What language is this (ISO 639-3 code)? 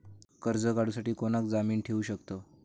mar